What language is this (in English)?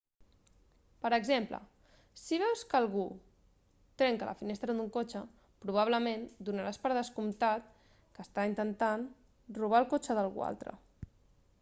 Catalan